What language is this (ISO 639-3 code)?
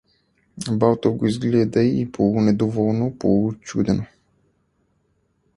bul